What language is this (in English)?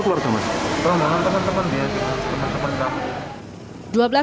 Indonesian